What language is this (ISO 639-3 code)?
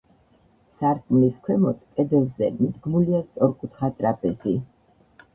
kat